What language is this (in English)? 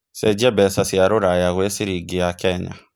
Kikuyu